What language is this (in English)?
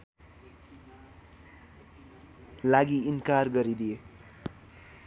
Nepali